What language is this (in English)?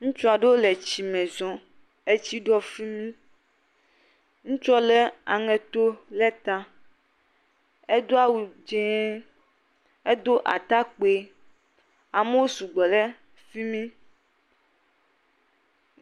Ewe